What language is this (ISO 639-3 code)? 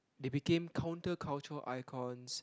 eng